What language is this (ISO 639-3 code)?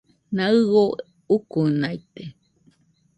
hux